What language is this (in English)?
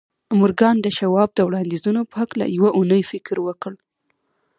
Pashto